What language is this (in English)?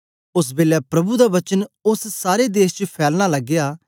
Dogri